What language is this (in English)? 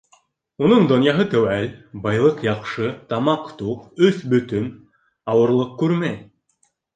Bashkir